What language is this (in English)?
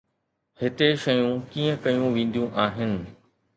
Sindhi